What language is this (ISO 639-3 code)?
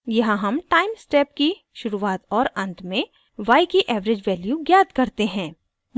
hin